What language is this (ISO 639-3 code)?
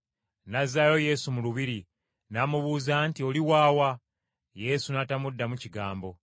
lug